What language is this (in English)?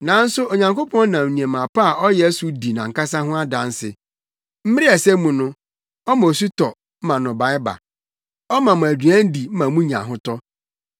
Akan